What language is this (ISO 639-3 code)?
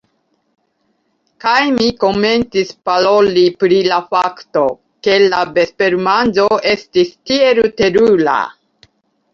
epo